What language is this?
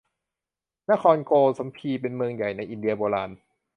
Thai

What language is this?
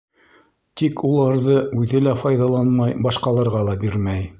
Bashkir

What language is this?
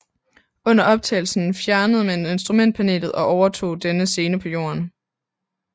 Danish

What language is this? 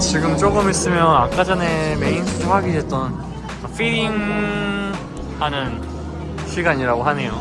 Korean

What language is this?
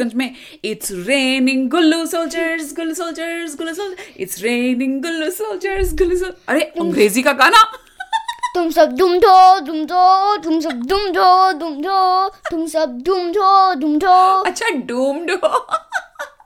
Hindi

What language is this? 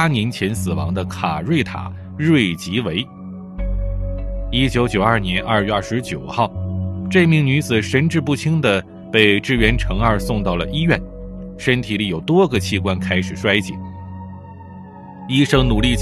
Chinese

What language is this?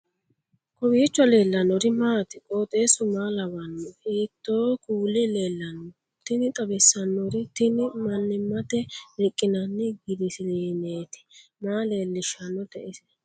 Sidamo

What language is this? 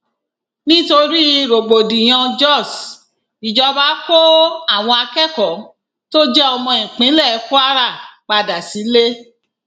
Yoruba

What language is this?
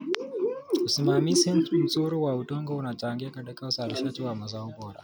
Kalenjin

